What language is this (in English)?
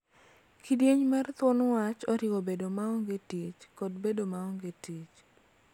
Luo (Kenya and Tanzania)